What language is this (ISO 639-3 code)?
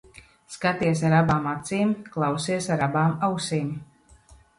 lav